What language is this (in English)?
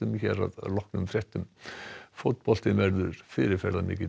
Icelandic